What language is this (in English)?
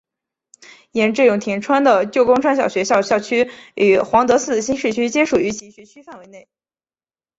Chinese